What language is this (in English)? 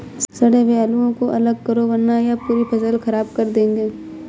Hindi